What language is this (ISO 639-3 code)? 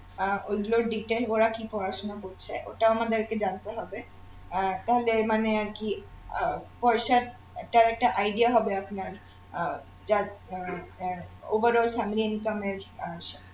ben